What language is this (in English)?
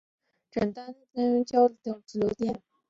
Chinese